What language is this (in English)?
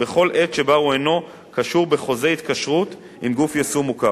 Hebrew